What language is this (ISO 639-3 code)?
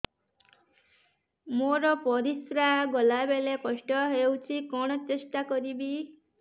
ori